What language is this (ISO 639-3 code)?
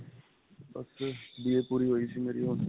pan